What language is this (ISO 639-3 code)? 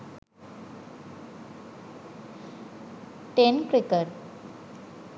sin